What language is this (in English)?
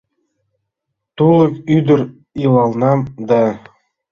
Mari